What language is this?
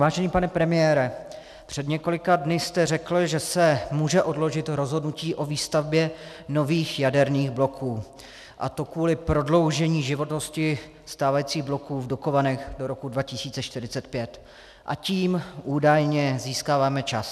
Czech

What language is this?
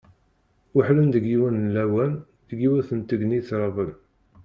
Kabyle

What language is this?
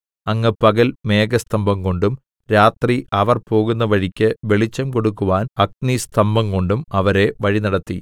Malayalam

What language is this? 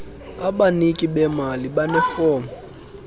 Xhosa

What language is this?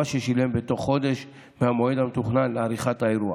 Hebrew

